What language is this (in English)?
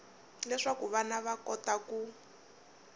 Tsonga